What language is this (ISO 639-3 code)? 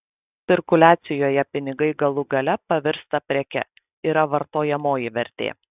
lit